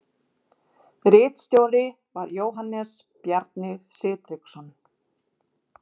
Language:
Icelandic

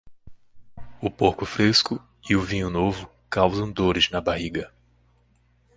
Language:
Portuguese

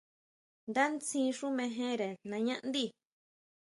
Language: Huautla Mazatec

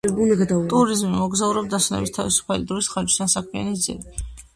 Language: Georgian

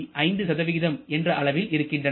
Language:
Tamil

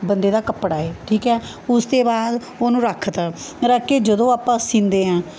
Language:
Punjabi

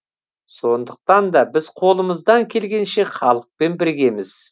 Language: Kazakh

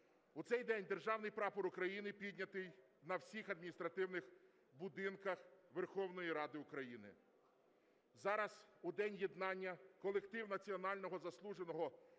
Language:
Ukrainian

